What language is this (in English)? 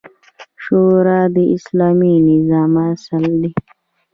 Pashto